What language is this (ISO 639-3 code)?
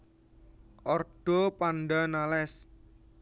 jav